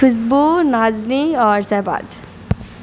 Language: Urdu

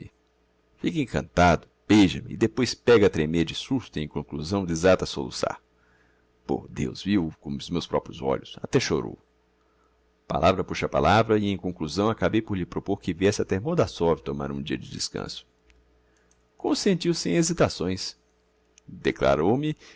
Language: Portuguese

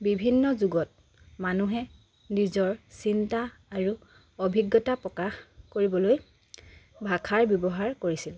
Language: Assamese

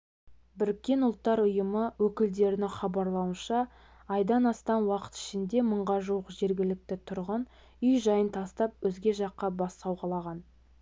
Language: Kazakh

